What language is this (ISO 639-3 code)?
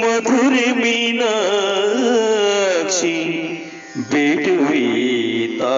kan